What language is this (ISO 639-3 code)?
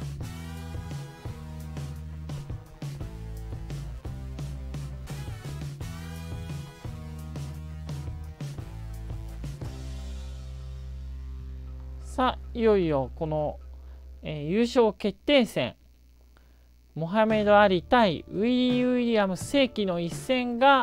jpn